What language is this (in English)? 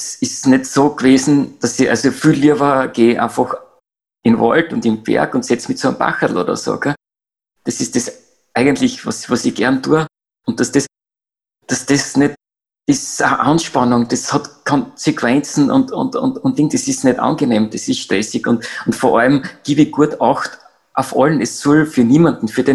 German